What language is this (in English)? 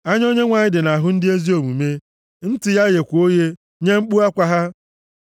Igbo